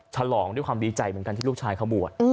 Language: Thai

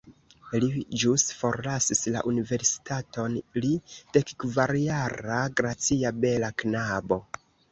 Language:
Esperanto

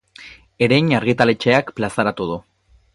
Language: Basque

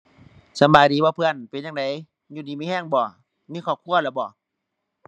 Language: Thai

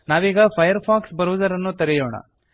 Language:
Kannada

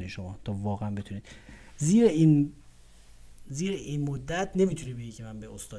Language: Persian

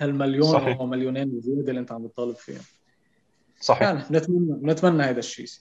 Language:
Arabic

